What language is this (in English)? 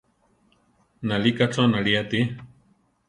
Central Tarahumara